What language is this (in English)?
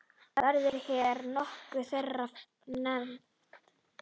Icelandic